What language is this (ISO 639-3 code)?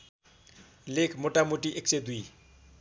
nep